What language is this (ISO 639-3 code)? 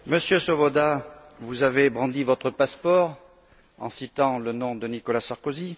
fra